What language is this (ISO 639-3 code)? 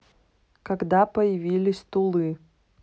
rus